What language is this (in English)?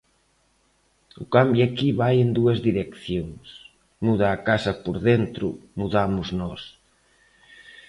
Galician